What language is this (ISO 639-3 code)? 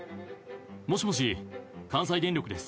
jpn